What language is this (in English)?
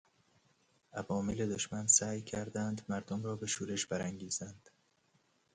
Persian